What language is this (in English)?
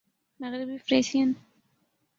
Urdu